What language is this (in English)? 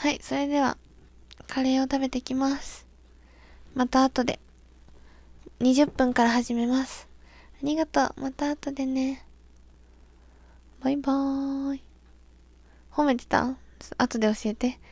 Japanese